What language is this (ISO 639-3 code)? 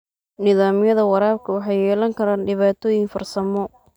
som